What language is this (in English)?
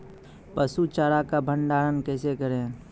Maithili